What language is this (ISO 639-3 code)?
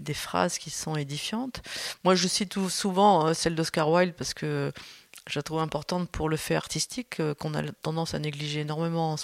fra